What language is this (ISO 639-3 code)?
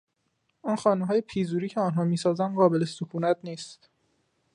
fas